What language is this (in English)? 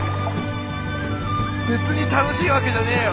Japanese